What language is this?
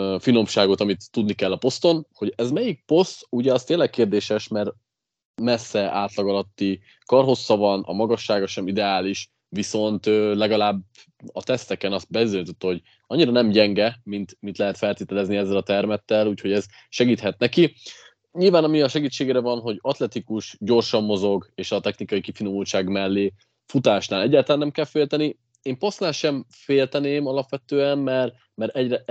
Hungarian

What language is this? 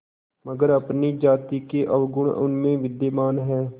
Hindi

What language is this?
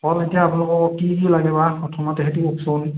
Assamese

